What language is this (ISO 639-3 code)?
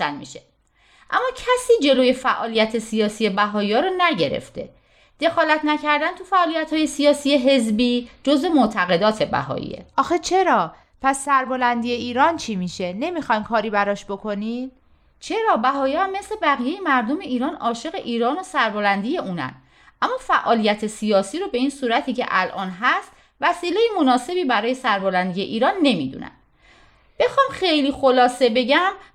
fas